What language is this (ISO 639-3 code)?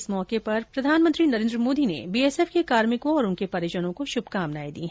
hin